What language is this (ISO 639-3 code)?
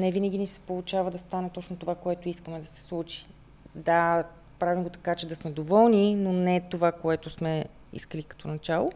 bul